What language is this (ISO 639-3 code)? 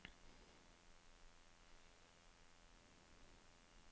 nor